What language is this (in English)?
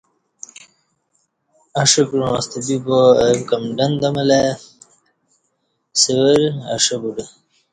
Kati